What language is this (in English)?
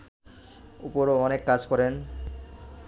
Bangla